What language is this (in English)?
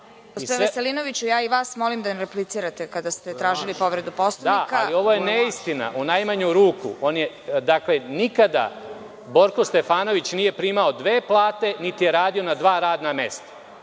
Serbian